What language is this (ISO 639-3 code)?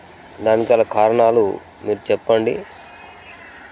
tel